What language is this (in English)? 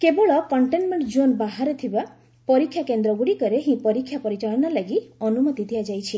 Odia